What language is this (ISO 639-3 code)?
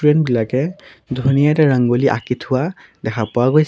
asm